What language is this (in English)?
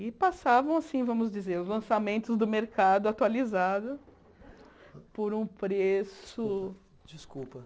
Portuguese